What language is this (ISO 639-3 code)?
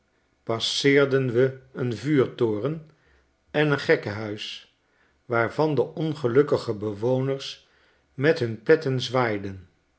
nld